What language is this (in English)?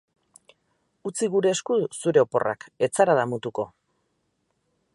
Basque